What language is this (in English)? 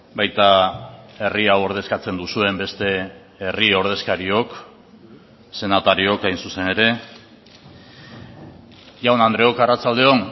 Basque